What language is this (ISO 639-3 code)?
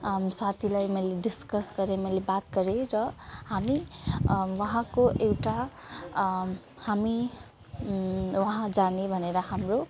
nep